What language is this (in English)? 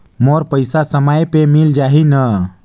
Chhattisgarhi